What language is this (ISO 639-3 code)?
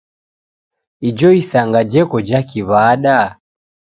dav